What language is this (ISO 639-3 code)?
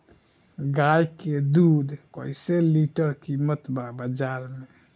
bho